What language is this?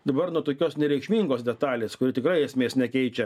Lithuanian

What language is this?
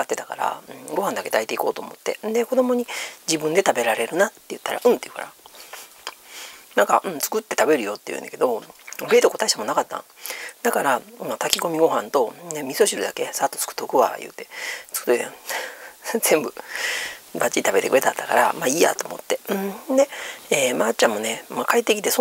Japanese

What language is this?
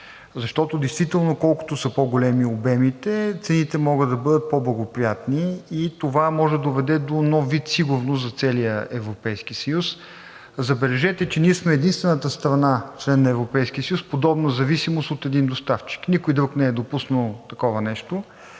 Bulgarian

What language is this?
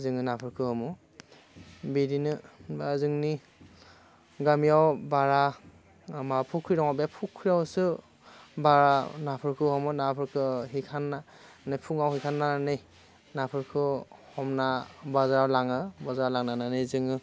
Bodo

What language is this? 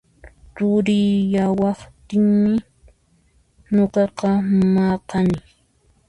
Puno Quechua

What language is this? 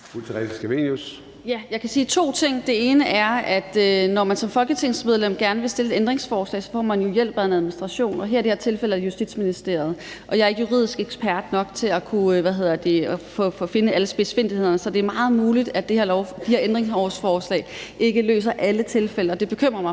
Danish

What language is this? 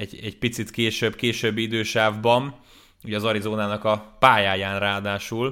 Hungarian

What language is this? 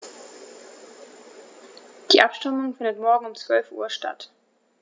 German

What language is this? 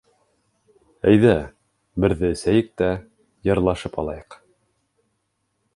Bashkir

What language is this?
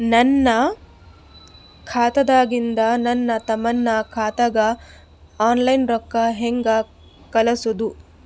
Kannada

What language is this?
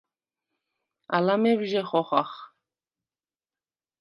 Svan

